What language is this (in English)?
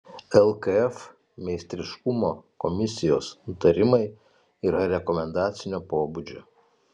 Lithuanian